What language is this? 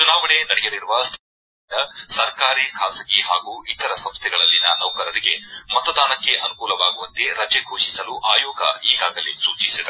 Kannada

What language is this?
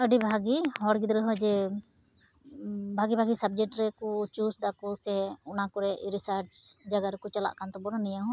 Santali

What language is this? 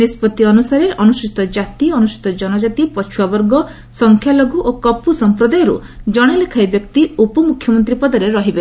Odia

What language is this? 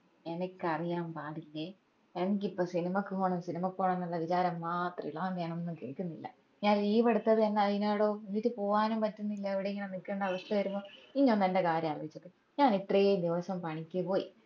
Malayalam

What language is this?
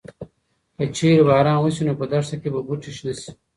Pashto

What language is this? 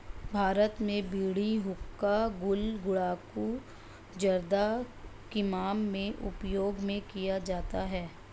Hindi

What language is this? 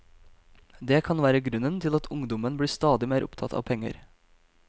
Norwegian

